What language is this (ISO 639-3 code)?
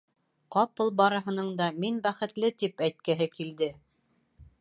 bak